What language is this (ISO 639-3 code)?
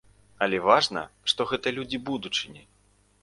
bel